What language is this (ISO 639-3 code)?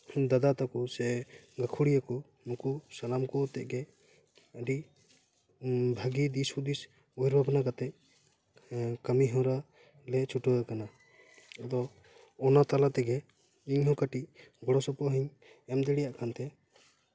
sat